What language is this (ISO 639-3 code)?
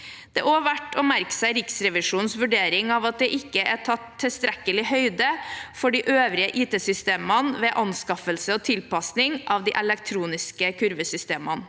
nor